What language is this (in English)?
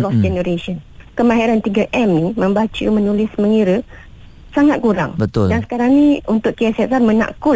Malay